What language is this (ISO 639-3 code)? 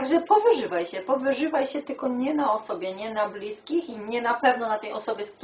pol